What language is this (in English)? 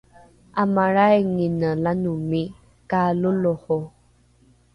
Rukai